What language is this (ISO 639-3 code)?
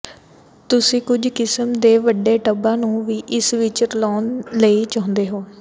pan